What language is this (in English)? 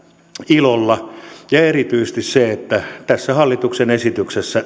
Finnish